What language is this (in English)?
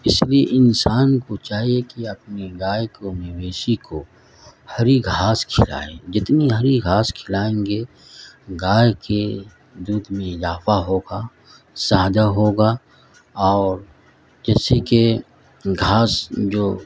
Urdu